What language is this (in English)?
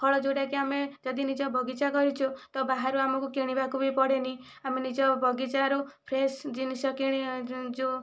Odia